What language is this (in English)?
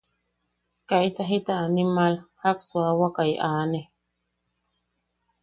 Yaqui